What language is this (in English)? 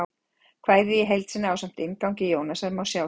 Icelandic